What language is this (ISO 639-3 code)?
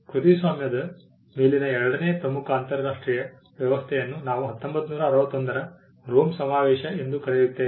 kan